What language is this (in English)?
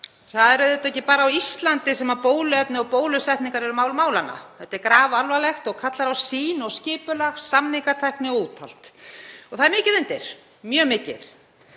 Icelandic